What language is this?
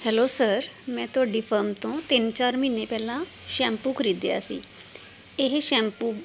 Punjabi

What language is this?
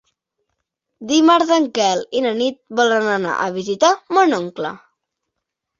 Catalan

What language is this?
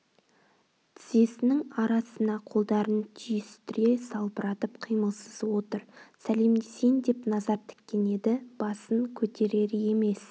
Kazakh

